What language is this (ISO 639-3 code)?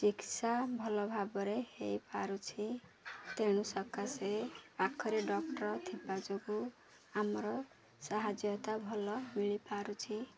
ori